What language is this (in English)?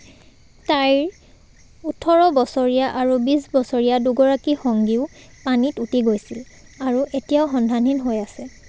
Assamese